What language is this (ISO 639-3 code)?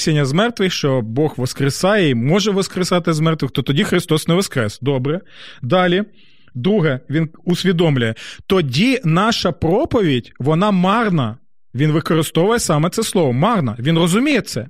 ukr